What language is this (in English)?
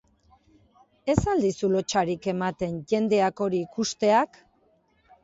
Basque